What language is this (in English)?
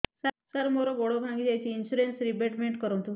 Odia